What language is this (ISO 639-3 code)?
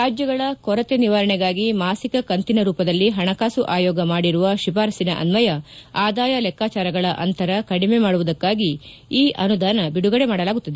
kan